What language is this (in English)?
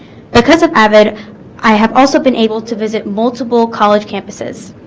English